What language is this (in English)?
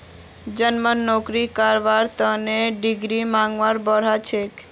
Magahi